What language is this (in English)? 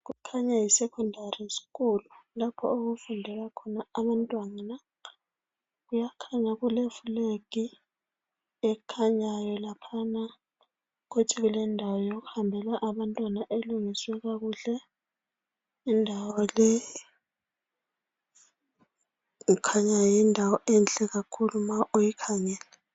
North Ndebele